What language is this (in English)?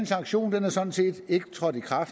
Danish